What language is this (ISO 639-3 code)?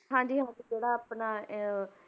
pan